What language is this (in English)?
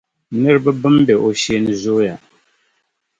Dagbani